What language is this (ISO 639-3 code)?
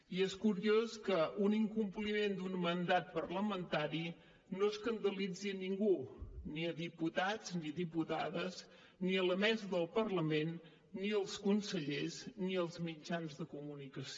cat